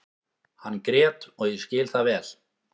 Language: Icelandic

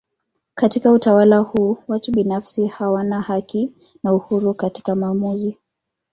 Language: Swahili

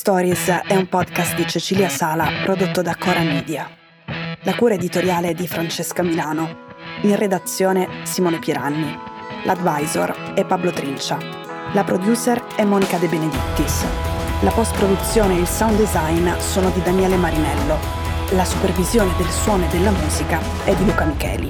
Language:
Italian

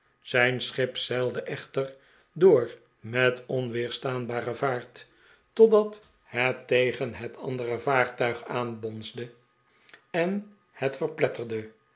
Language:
Dutch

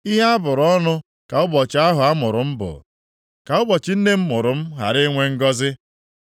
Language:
Igbo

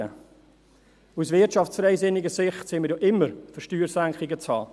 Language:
Swiss German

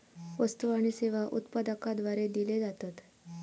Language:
Marathi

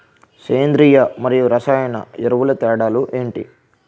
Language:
Telugu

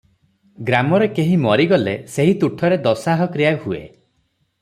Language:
Odia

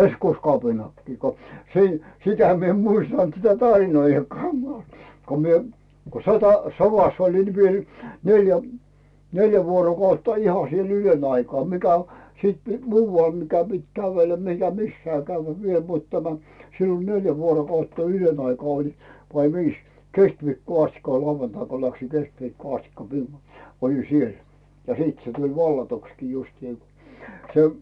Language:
Finnish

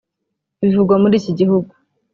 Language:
Kinyarwanda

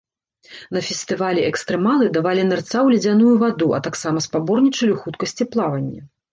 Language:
Belarusian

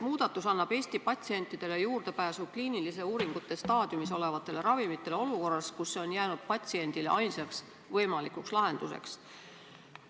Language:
Estonian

